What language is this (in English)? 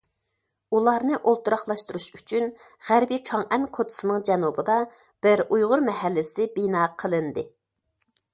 Uyghur